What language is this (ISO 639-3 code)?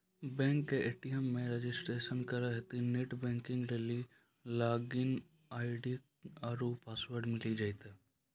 mai